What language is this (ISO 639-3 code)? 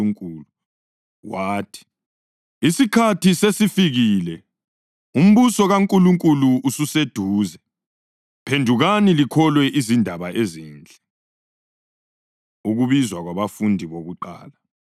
nde